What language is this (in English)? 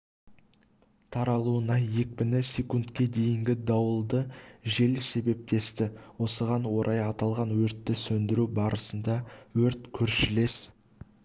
Kazakh